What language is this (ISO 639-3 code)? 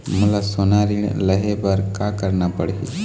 hne